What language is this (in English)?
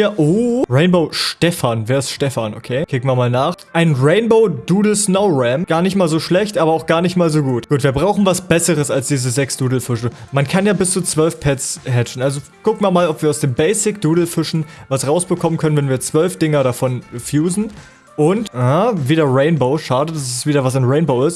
German